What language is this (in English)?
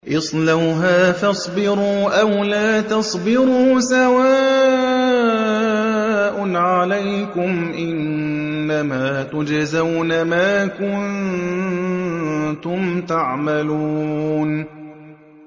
Arabic